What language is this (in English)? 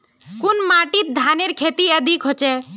Magahi